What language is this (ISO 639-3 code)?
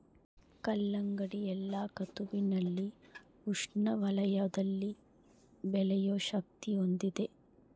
kan